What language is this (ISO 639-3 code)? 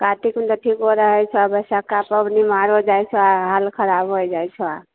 mai